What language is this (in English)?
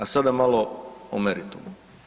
Croatian